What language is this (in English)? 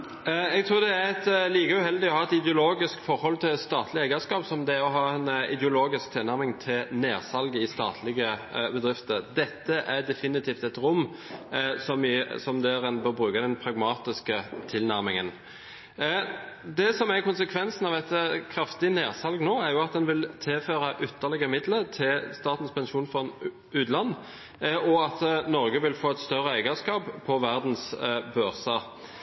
Norwegian Bokmål